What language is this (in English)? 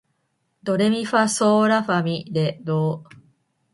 Japanese